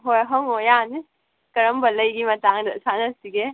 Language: Manipuri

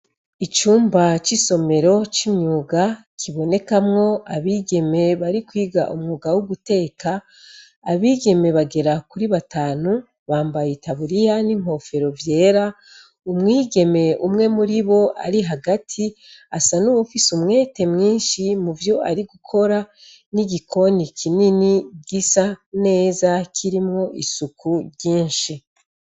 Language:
Rundi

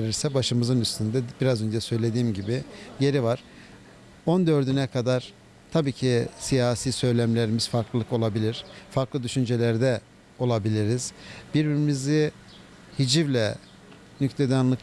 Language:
Turkish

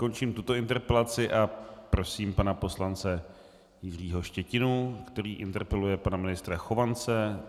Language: Czech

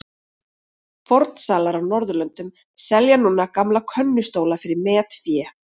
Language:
Icelandic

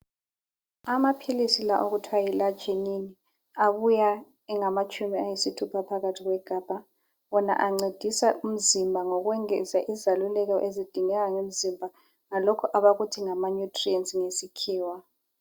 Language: North Ndebele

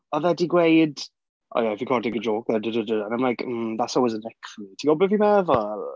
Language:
Welsh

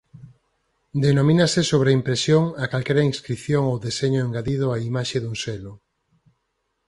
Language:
Galician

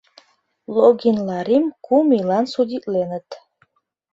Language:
Mari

